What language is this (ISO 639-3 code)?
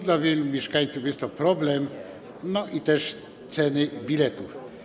pol